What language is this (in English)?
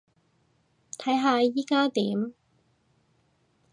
Cantonese